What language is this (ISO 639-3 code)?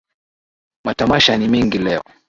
swa